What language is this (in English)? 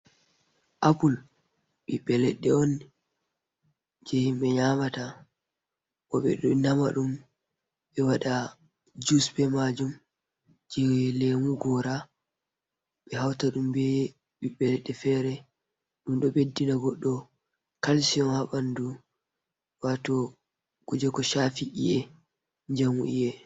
Fula